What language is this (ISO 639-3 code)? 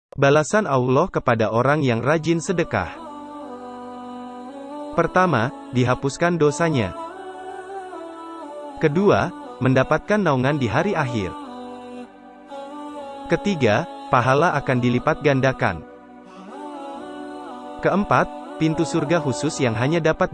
ind